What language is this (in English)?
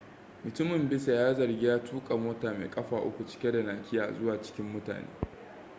Hausa